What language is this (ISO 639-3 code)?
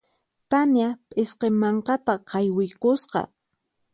qxp